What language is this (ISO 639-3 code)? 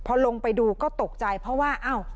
tha